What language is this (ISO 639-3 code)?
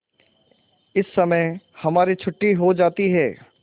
hin